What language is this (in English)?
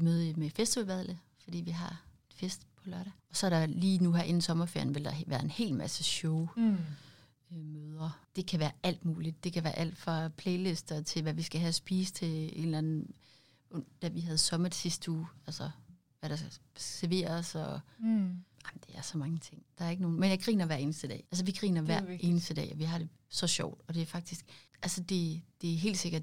Danish